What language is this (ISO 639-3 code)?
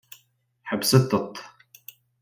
kab